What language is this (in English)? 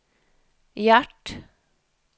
Norwegian